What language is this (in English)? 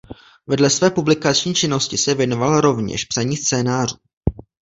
Czech